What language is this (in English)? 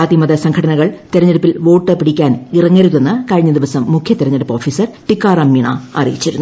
Malayalam